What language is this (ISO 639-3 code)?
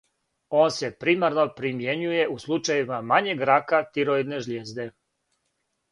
srp